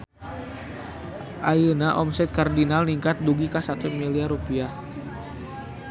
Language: Sundanese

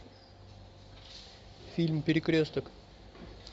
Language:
Russian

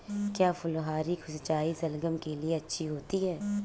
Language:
Hindi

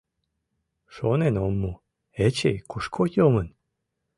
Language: Mari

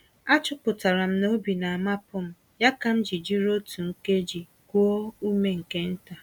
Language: Igbo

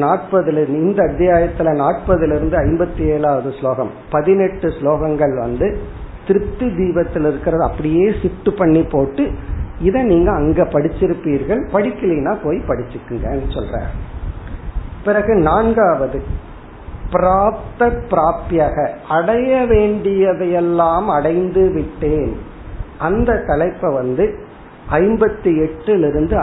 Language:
Tamil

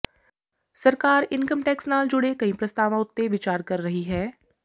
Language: Punjabi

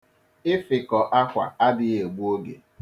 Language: Igbo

